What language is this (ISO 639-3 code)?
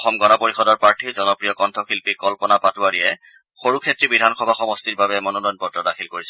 asm